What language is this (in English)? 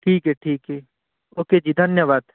Hindi